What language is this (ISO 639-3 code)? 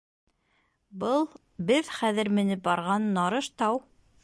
bak